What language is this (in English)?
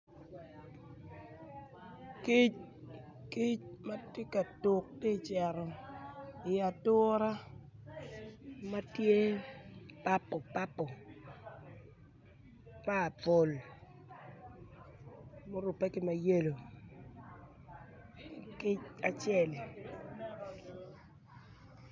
Acoli